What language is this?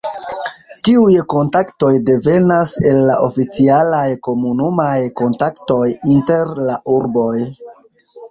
Esperanto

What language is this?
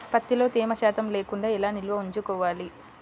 Telugu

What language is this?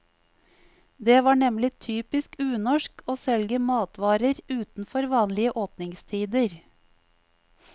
Norwegian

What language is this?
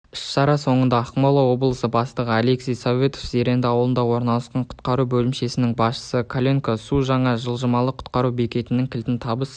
Kazakh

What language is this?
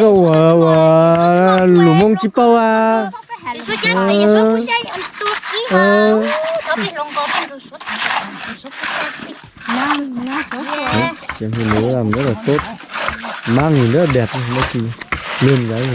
Vietnamese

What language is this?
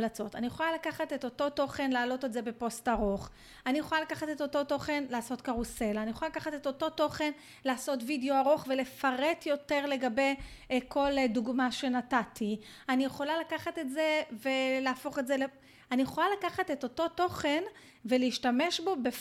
Hebrew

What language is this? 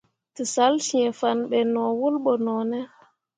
Mundang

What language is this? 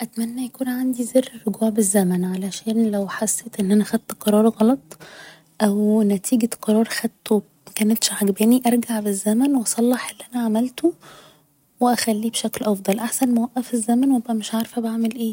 Egyptian Arabic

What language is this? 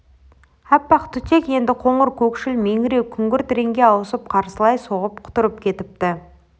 Kazakh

